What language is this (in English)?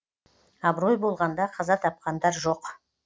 Kazakh